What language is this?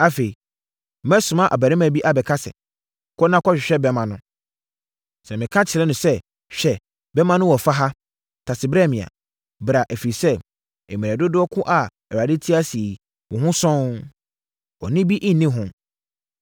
Akan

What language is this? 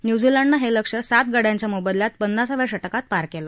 Marathi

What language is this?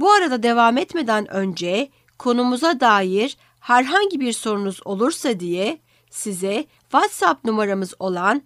Turkish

